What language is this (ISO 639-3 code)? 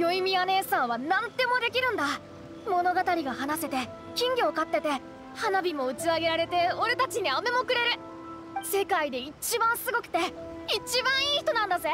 jpn